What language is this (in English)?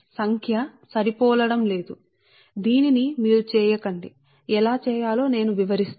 Telugu